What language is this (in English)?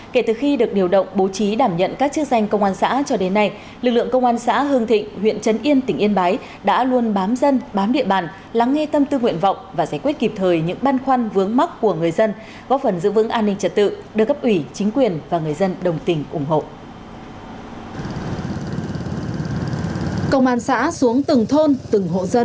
Vietnamese